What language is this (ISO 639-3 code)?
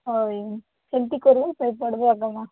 ori